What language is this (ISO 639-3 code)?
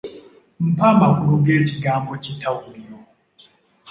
lug